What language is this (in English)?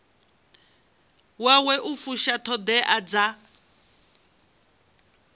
Venda